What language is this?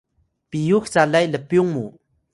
Atayal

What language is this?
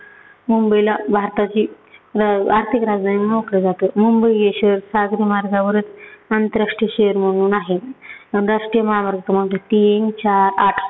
Marathi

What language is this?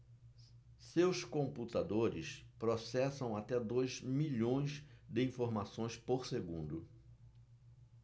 Portuguese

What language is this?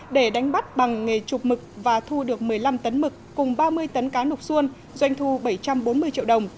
Vietnamese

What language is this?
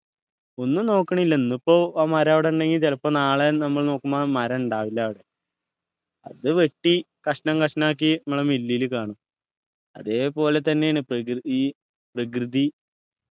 Malayalam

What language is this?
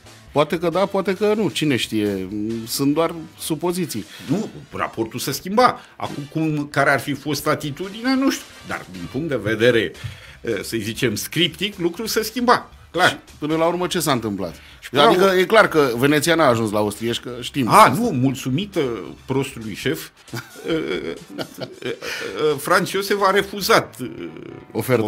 Romanian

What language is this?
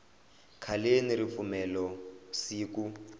Tsonga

